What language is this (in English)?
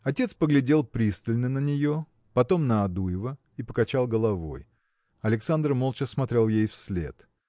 Russian